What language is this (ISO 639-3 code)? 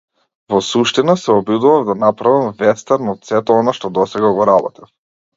mkd